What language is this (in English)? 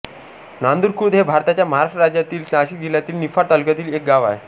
Marathi